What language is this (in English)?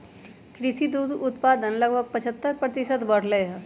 Magahi